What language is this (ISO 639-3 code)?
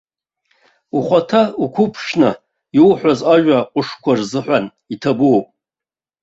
abk